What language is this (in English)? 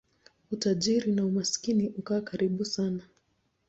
Swahili